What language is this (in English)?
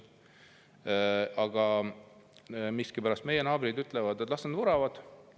Estonian